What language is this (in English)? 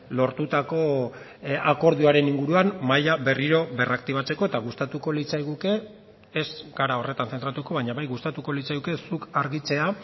Basque